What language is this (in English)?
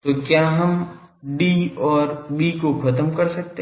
Hindi